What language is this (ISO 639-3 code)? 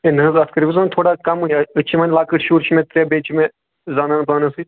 kas